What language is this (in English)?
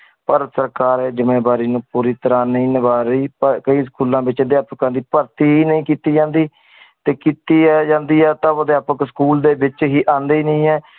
Punjabi